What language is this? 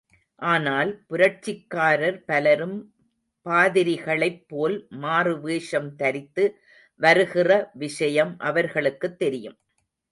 Tamil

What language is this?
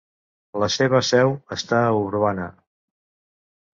Catalan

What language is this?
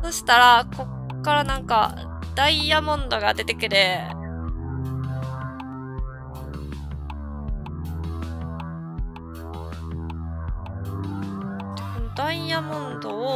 Japanese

